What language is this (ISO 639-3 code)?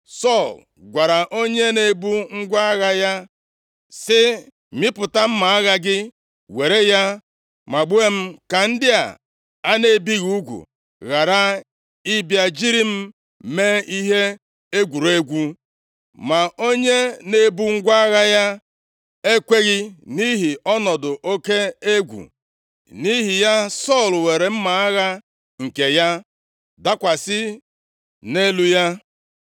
ibo